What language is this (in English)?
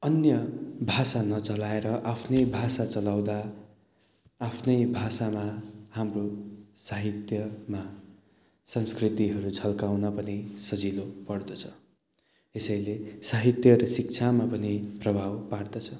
Nepali